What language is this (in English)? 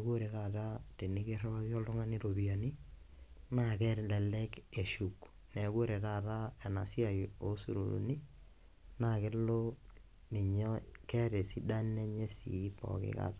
Masai